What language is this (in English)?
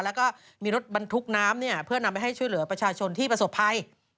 Thai